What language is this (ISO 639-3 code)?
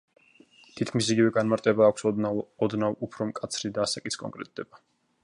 kat